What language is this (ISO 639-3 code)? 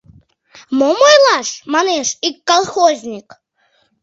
chm